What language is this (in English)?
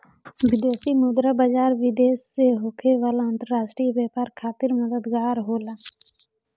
Bhojpuri